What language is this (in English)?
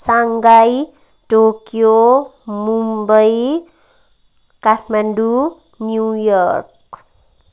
Nepali